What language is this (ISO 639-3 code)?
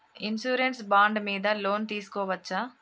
tel